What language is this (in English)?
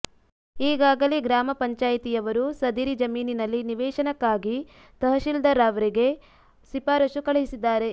Kannada